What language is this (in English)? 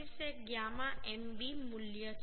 Gujarati